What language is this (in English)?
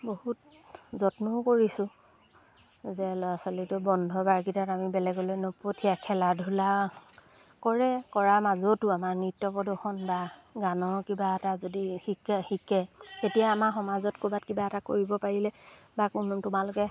Assamese